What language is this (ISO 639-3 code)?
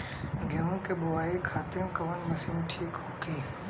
bho